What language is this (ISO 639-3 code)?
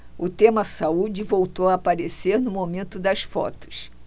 por